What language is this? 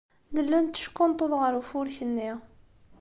Kabyle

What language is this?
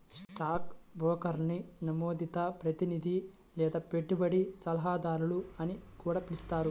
Telugu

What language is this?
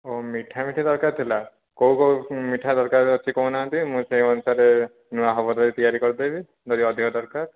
Odia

